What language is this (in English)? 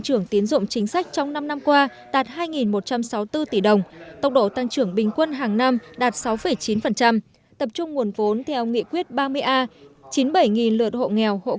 Vietnamese